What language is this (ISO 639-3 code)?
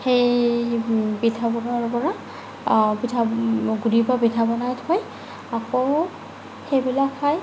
asm